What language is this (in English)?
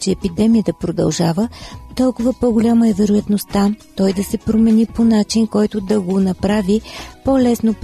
Bulgarian